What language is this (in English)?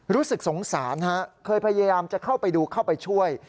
Thai